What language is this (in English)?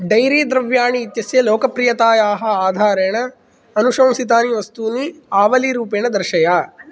Sanskrit